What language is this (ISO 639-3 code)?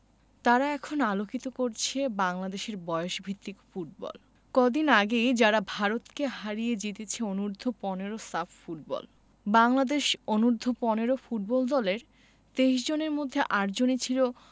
ben